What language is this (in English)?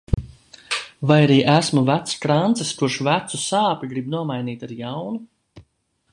Latvian